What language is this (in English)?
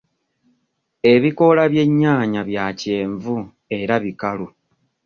Ganda